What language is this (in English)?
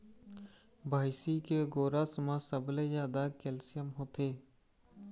Chhattisgarhi